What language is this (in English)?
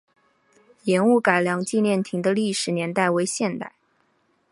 Chinese